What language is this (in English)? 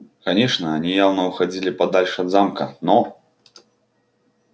Russian